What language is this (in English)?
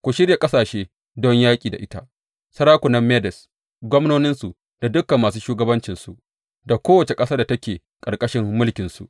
Hausa